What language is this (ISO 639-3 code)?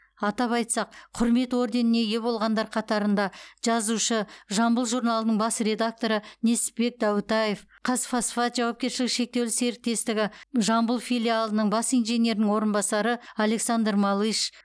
kaz